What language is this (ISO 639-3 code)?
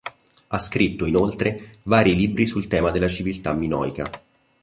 ita